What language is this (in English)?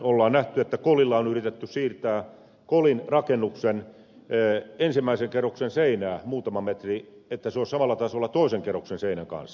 Finnish